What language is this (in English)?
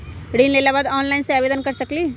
Magahi